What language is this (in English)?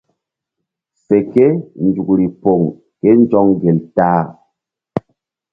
Mbum